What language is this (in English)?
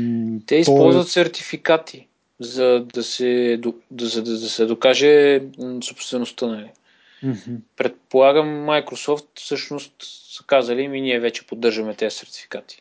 Bulgarian